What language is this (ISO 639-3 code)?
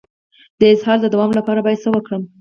pus